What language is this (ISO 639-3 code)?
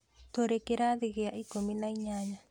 kik